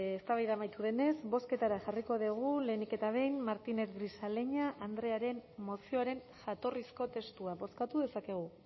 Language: Basque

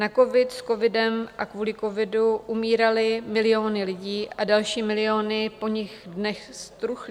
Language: Czech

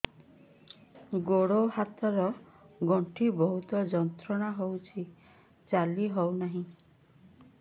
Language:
Odia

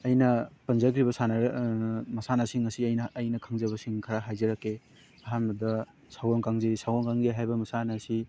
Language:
Manipuri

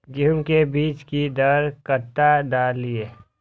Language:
Maithili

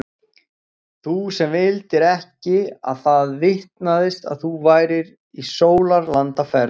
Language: Icelandic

